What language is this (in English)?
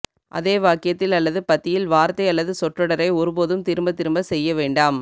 Tamil